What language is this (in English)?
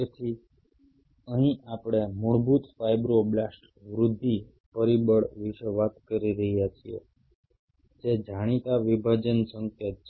Gujarati